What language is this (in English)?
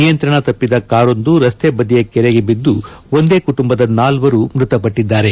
Kannada